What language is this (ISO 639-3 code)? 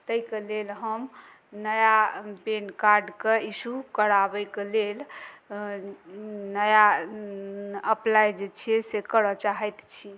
mai